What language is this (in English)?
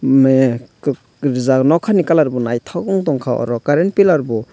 Kok Borok